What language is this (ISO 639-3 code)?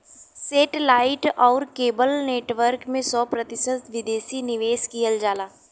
bho